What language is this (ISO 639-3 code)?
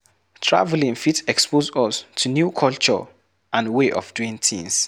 pcm